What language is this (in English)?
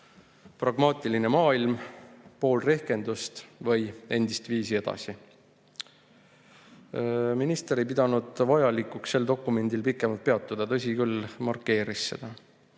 Estonian